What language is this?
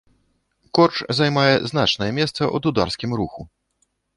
Belarusian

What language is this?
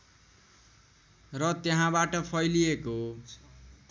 Nepali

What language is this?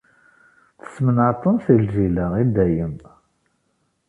Kabyle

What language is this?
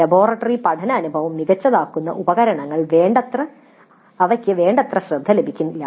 Malayalam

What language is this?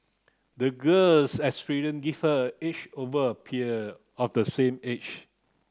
English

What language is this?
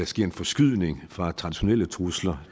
Danish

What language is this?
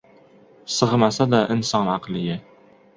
Uzbek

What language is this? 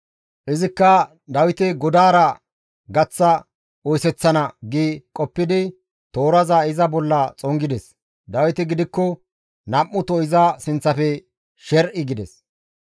Gamo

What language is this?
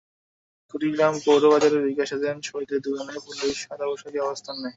Bangla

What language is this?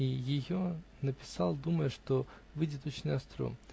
Russian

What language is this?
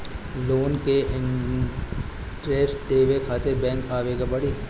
Bhojpuri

